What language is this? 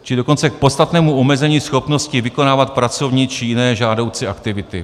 Czech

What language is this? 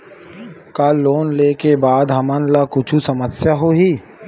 Chhattisgarhi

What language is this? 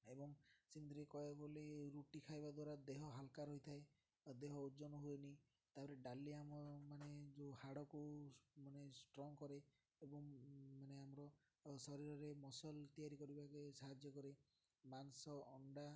Odia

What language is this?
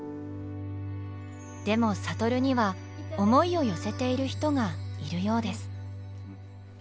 Japanese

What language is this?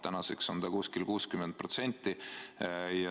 Estonian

